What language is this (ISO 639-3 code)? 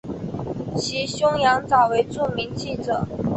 zho